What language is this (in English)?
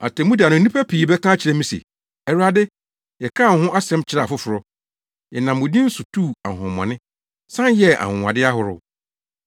Akan